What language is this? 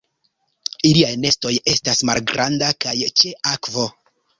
Esperanto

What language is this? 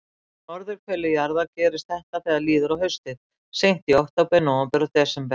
Icelandic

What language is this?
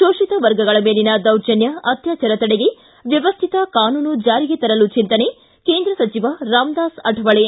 Kannada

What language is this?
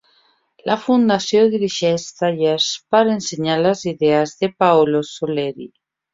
Catalan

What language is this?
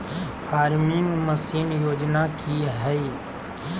Magahi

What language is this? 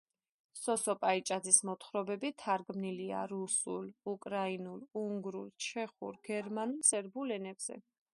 Georgian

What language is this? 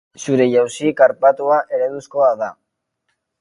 Basque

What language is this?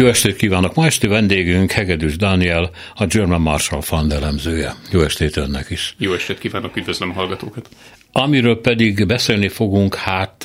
Hungarian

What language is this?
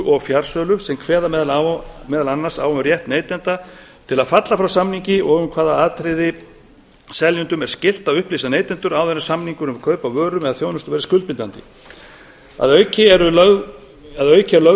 Icelandic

